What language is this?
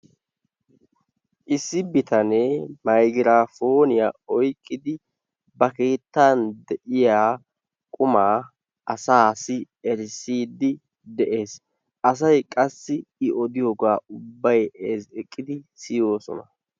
Wolaytta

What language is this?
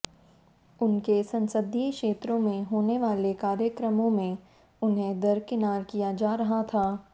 Hindi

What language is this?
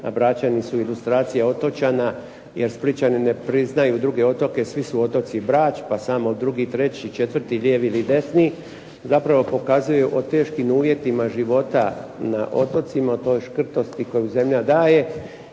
Croatian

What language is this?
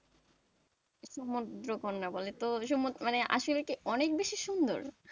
Bangla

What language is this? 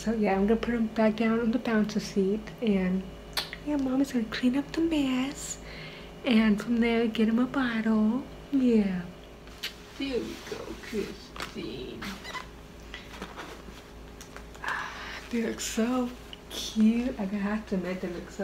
English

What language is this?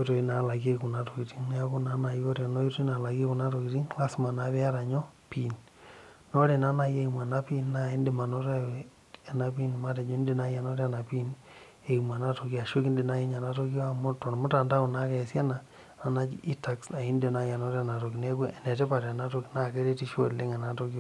Masai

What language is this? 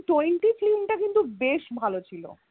Bangla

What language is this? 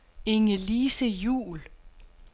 Danish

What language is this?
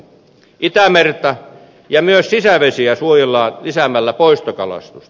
Finnish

